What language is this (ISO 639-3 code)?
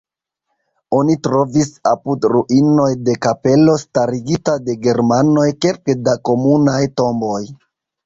epo